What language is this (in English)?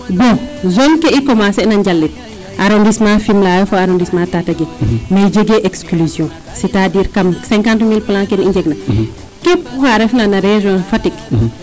Serer